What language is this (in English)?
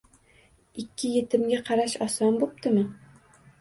Uzbek